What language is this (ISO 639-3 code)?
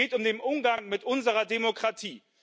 deu